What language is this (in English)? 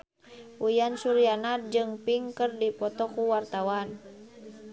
Sundanese